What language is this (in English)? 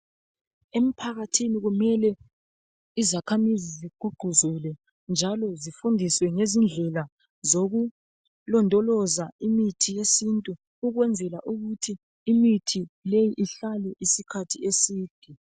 North Ndebele